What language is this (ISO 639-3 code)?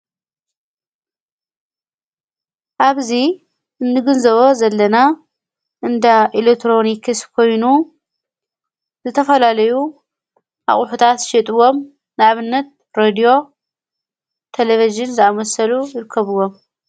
tir